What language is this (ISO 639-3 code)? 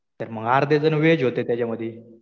mar